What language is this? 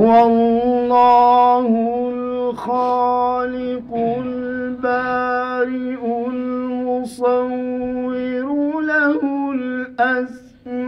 Arabic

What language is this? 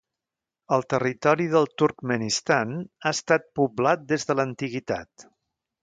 Catalan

